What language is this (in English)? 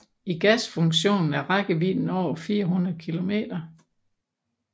Danish